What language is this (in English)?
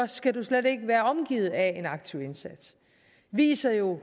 Danish